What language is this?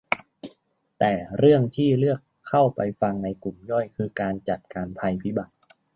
Thai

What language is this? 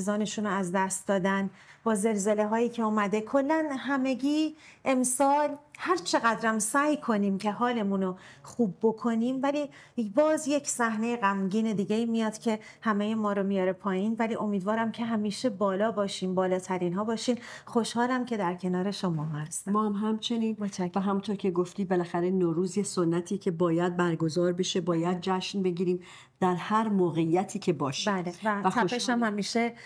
Persian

